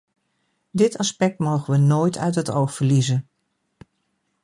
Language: Dutch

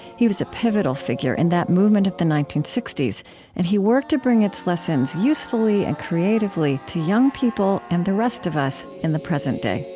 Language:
English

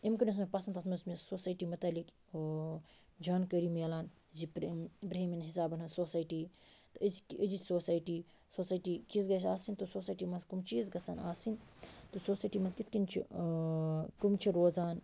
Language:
Kashmiri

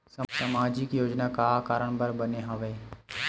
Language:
Chhattisgarhi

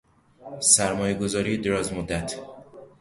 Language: Persian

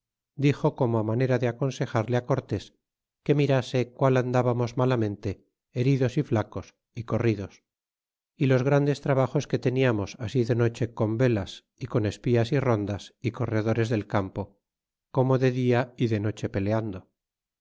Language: Spanish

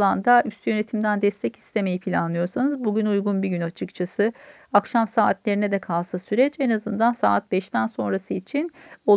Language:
Turkish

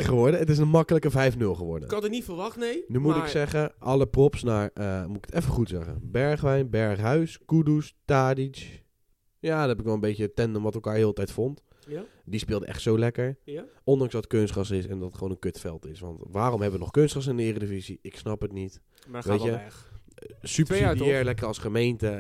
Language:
Dutch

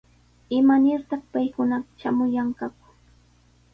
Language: Sihuas Ancash Quechua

